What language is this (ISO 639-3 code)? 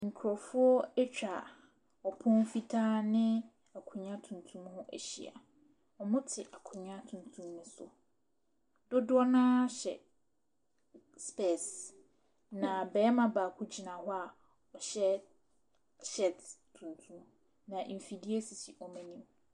aka